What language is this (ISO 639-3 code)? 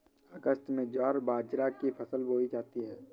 hin